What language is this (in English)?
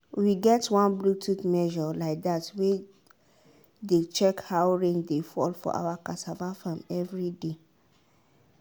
Nigerian Pidgin